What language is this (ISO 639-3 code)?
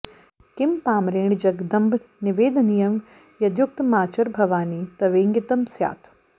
san